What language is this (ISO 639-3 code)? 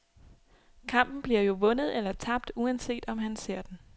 dan